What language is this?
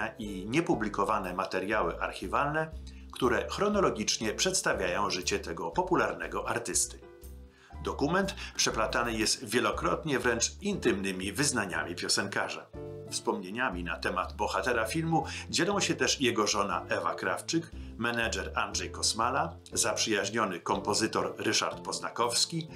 Polish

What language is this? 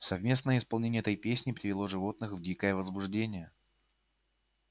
Russian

